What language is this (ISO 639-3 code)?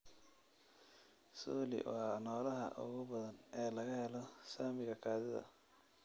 som